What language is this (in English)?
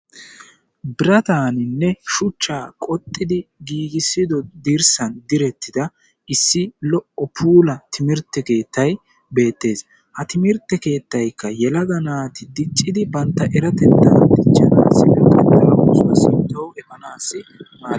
Wolaytta